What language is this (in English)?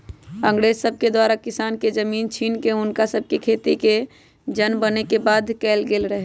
Magahi